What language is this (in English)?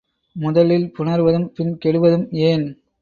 Tamil